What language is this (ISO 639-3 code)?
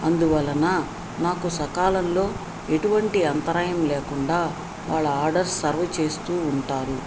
tel